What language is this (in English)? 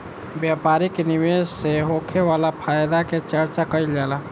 Bhojpuri